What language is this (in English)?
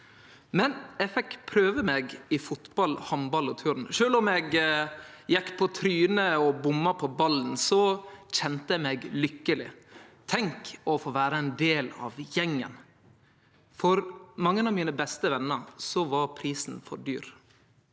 Norwegian